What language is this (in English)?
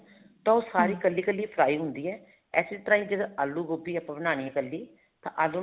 Punjabi